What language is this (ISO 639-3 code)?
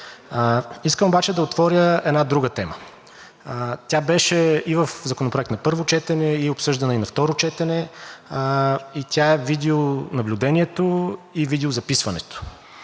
bul